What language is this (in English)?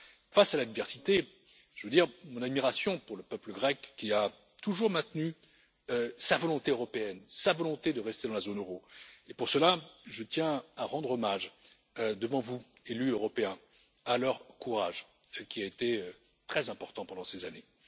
French